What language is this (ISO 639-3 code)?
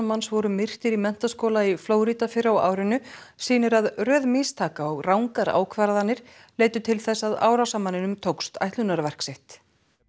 isl